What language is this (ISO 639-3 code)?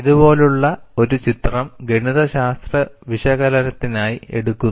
mal